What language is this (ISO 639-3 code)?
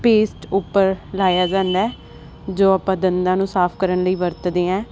pan